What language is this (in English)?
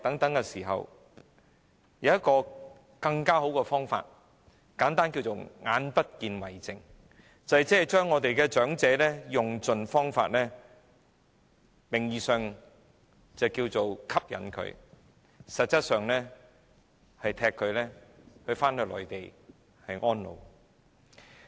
Cantonese